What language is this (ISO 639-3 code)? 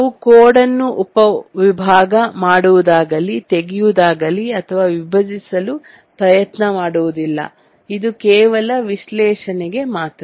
kan